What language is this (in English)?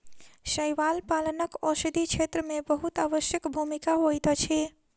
Maithili